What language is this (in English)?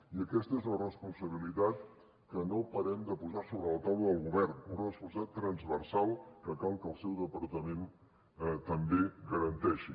Catalan